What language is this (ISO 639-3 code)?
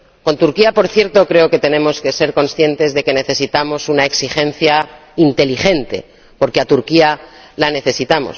spa